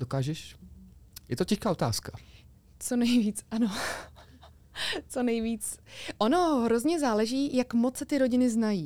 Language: Czech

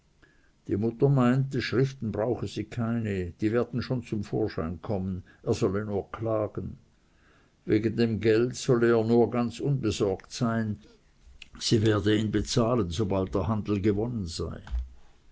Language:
German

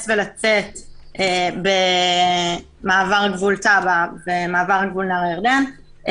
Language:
Hebrew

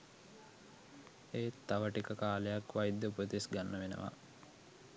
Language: Sinhala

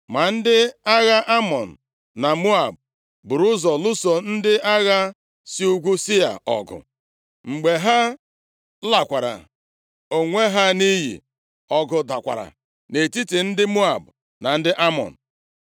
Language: Igbo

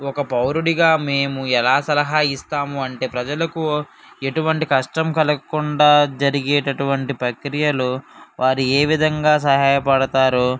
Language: Telugu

